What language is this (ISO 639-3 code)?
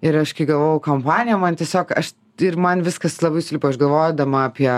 lit